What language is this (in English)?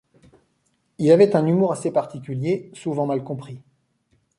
French